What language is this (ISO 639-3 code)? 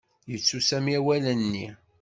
kab